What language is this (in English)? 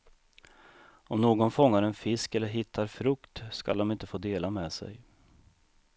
Swedish